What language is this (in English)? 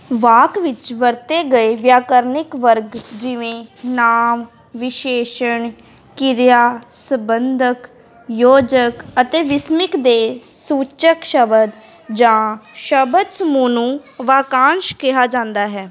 Punjabi